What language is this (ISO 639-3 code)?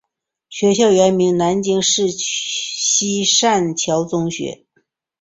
zho